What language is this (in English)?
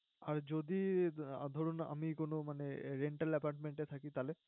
Bangla